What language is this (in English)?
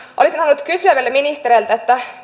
Finnish